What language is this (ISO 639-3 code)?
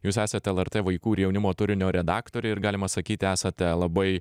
lit